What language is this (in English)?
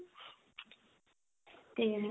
Punjabi